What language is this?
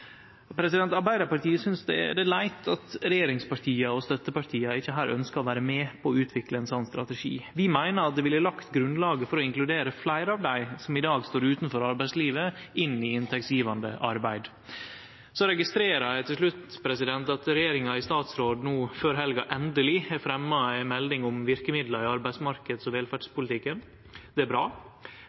Norwegian Nynorsk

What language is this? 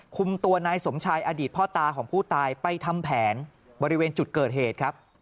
Thai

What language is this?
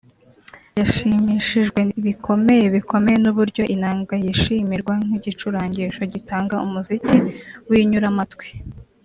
Kinyarwanda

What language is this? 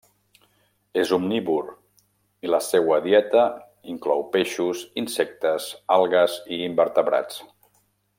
Catalan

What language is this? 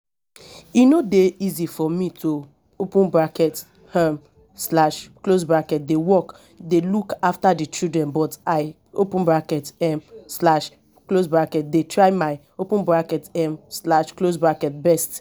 Nigerian Pidgin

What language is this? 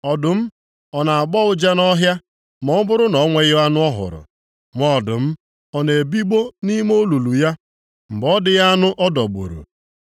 Igbo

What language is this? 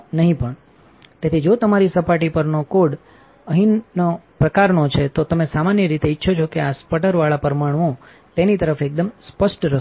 Gujarati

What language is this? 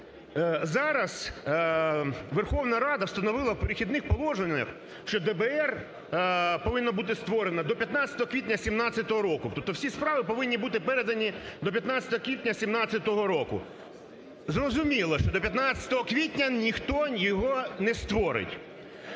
Ukrainian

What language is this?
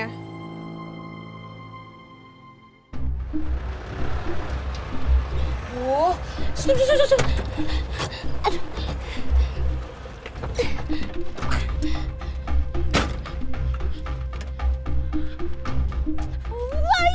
Indonesian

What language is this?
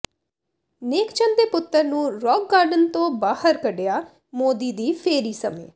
Punjabi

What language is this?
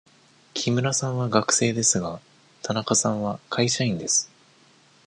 Japanese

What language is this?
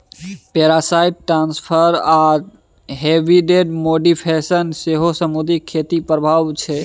Maithili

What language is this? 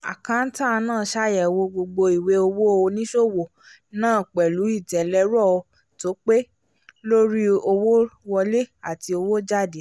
Yoruba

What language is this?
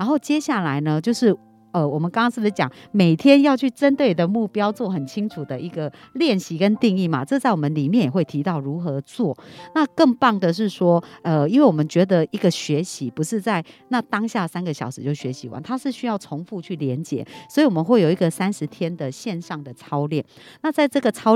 Chinese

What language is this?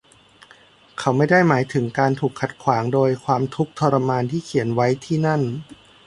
Thai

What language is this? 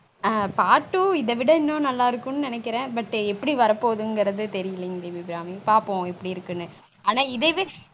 Tamil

